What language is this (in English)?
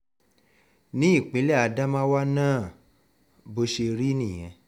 Yoruba